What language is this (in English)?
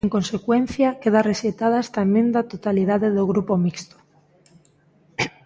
Galician